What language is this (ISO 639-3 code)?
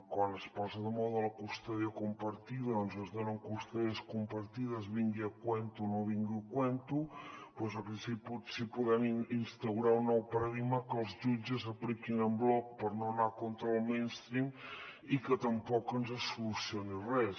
cat